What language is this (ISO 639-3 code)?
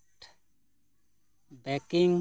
sat